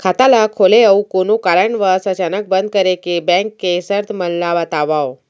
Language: Chhattisgarhi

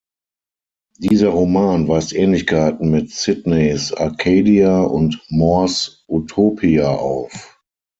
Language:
German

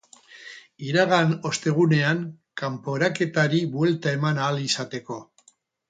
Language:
Basque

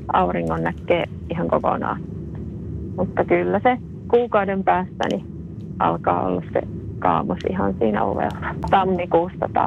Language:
Finnish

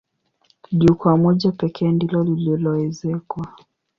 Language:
Swahili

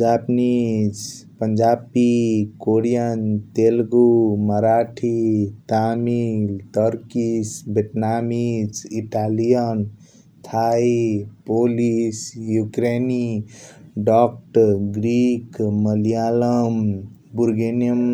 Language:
Kochila Tharu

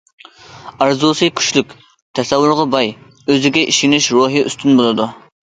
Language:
Uyghur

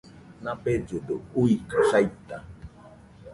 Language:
Nüpode Huitoto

